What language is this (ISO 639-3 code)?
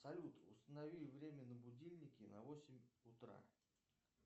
rus